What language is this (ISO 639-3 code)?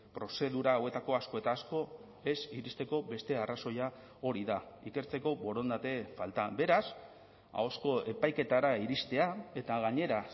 eus